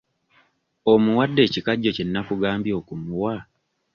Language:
Ganda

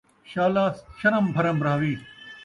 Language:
Saraiki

